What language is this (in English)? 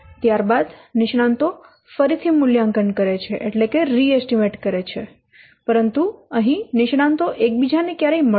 Gujarati